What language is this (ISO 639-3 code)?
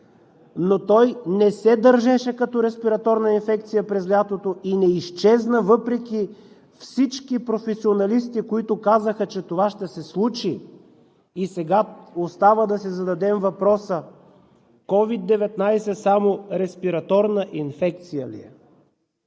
bul